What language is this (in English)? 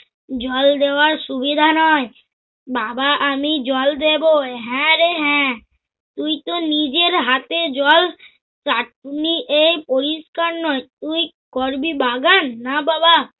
Bangla